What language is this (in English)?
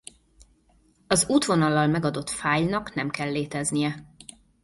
Hungarian